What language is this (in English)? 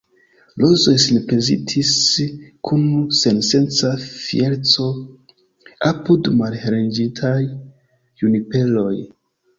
Esperanto